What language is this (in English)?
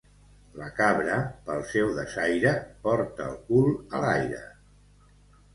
Catalan